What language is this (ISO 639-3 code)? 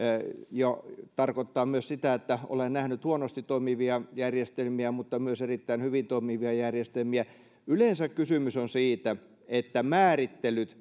fin